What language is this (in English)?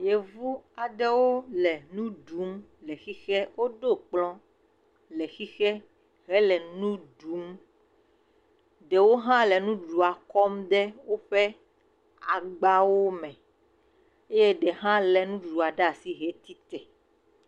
Ewe